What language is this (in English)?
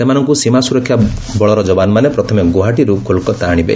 Odia